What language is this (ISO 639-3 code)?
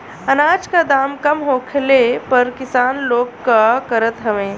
bho